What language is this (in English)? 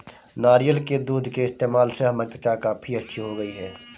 Hindi